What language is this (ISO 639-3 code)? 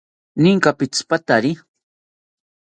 cpy